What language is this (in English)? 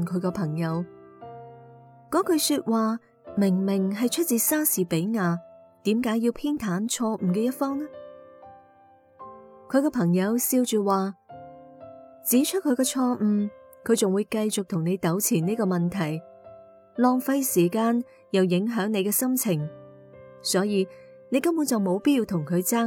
Chinese